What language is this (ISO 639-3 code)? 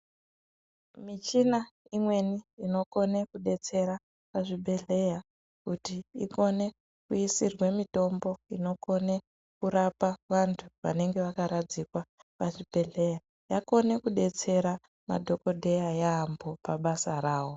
ndc